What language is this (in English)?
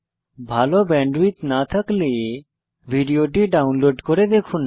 Bangla